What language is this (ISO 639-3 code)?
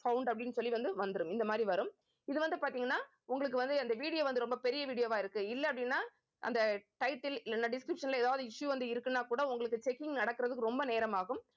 tam